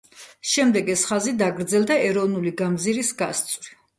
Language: Georgian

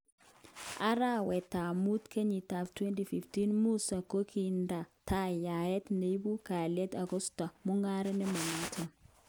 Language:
Kalenjin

